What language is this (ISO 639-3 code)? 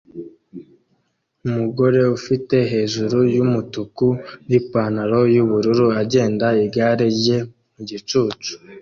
kin